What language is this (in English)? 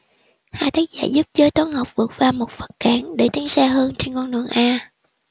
Vietnamese